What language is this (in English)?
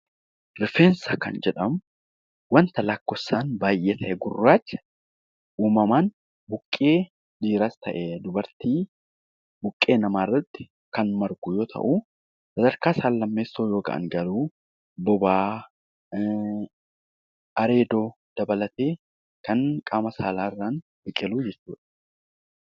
Oromo